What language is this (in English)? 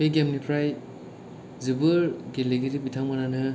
Bodo